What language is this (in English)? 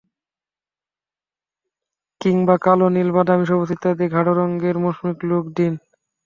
Bangla